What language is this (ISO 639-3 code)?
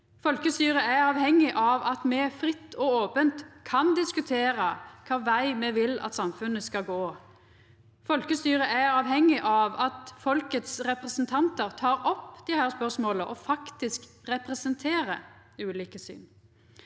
nor